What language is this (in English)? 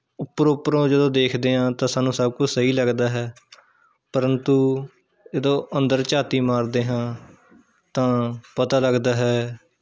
Punjabi